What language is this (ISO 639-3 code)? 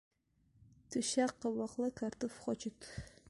bak